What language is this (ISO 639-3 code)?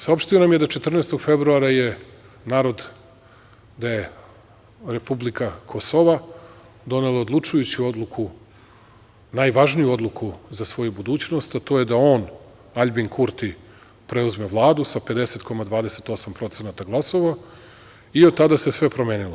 srp